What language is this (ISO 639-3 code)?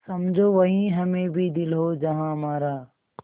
hin